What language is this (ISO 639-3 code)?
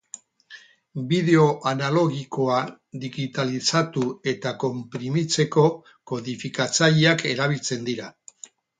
eus